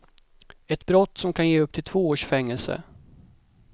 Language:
Swedish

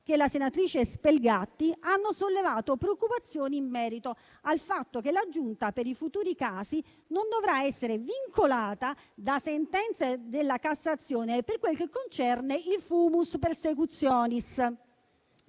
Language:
Italian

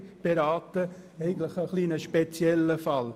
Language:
Swiss German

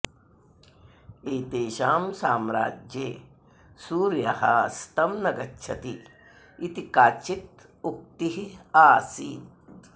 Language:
Sanskrit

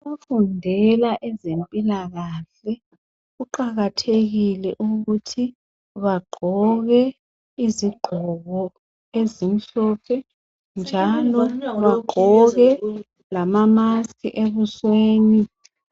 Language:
North Ndebele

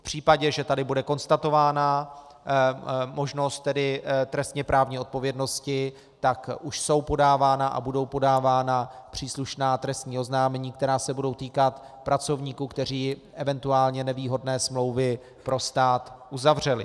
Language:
Czech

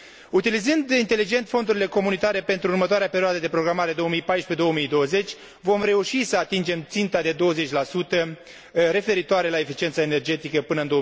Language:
Romanian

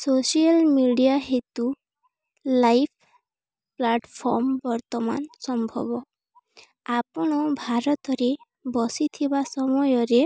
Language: Odia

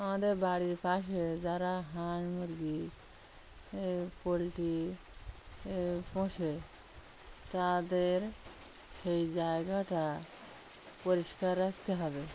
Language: Bangla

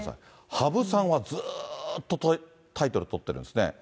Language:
Japanese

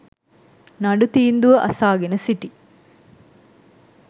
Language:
Sinhala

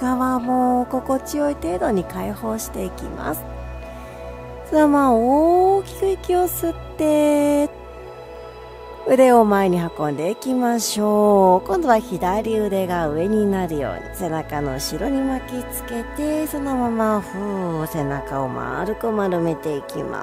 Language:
Japanese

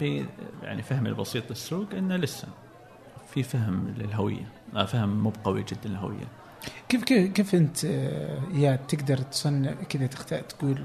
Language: Arabic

